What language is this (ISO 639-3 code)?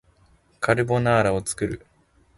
jpn